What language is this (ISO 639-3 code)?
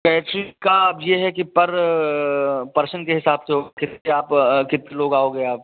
hin